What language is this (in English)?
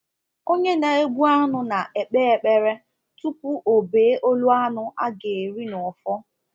Igbo